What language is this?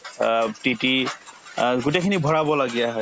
Assamese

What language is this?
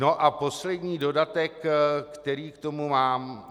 Czech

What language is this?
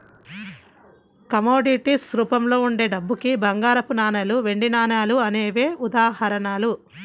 Telugu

